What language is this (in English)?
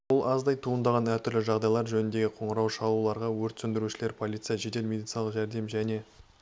Kazakh